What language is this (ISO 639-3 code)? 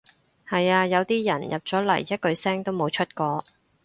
yue